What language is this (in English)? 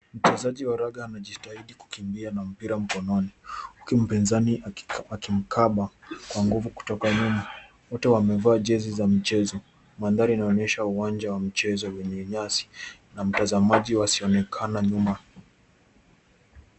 Swahili